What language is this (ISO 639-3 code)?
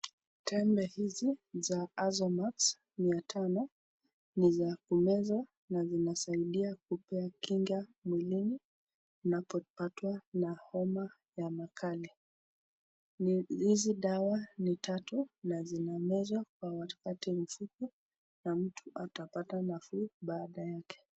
swa